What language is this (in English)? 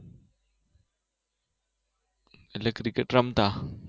Gujarati